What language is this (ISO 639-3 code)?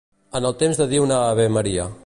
cat